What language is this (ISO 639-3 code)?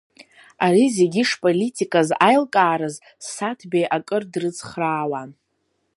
abk